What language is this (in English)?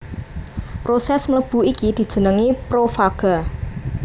Javanese